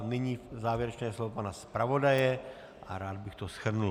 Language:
Czech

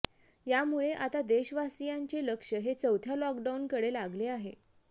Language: Marathi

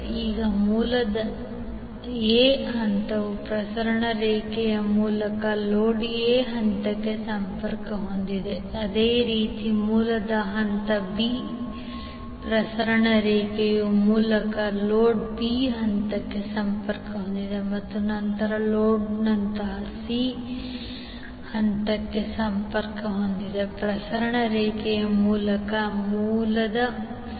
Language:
Kannada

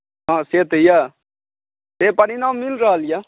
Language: Maithili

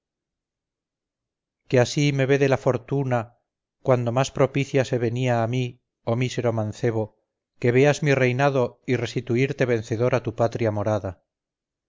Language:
Spanish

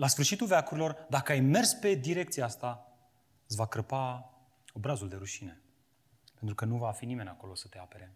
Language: Romanian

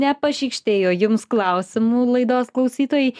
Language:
Lithuanian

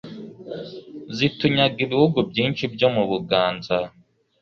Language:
Kinyarwanda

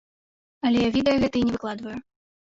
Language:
Belarusian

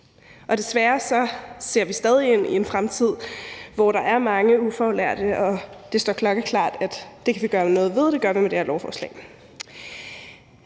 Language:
Danish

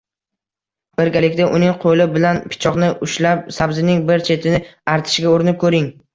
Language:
Uzbek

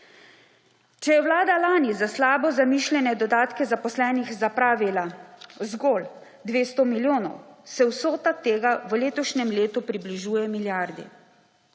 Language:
Slovenian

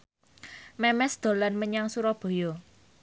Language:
Javanese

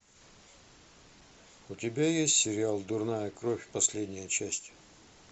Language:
Russian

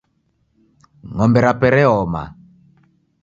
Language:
Taita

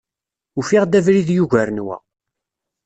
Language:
Kabyle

